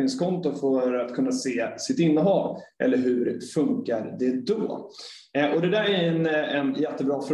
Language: Swedish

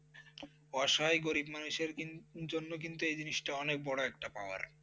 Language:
Bangla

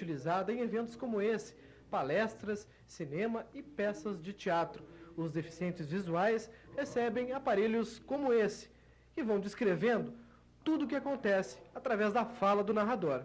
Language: Portuguese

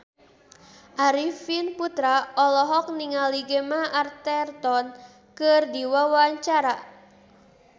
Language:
Sundanese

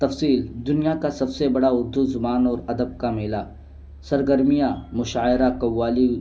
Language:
Urdu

